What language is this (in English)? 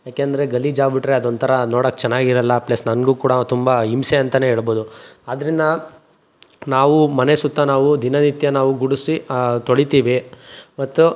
Kannada